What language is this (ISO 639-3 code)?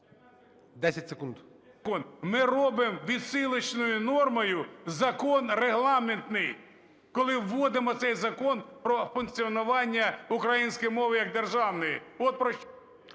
ukr